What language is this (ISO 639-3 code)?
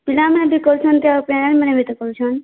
ori